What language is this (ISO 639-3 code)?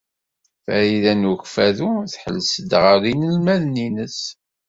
kab